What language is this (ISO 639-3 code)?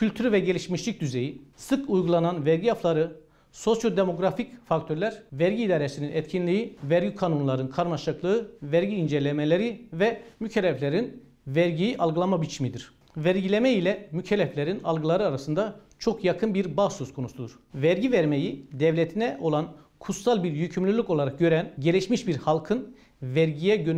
tur